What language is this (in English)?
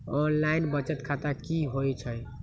Magahi